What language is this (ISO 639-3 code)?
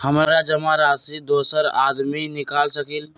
mag